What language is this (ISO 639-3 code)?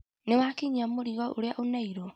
kik